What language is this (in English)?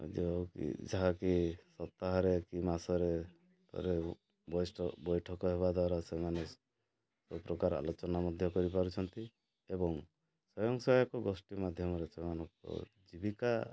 Odia